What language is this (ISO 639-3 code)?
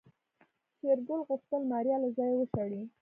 pus